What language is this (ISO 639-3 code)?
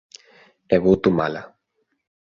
glg